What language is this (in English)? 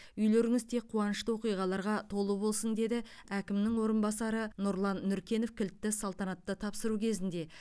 Kazakh